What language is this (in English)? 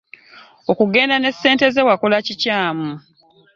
Ganda